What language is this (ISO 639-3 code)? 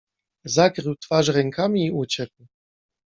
pol